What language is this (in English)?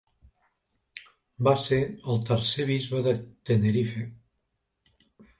Catalan